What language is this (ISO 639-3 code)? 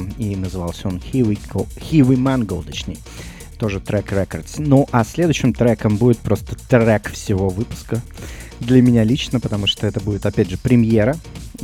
rus